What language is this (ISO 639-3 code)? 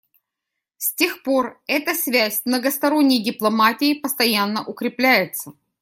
rus